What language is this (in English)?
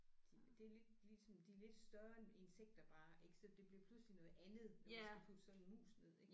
Danish